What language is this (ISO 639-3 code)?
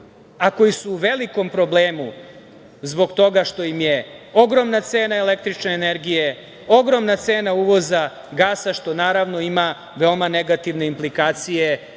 srp